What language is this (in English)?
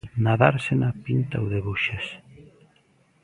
Galician